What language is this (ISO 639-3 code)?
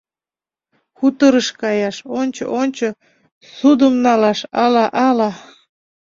chm